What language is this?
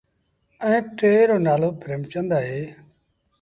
Sindhi Bhil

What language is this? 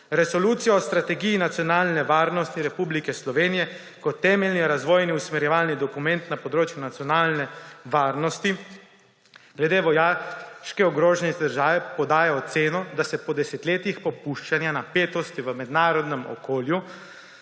Slovenian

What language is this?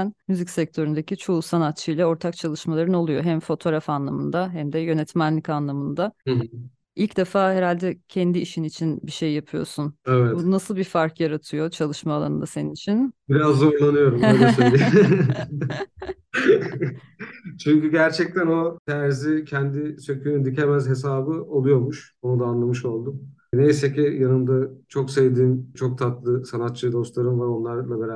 Turkish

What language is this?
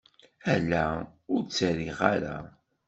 Kabyle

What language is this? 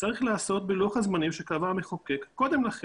Hebrew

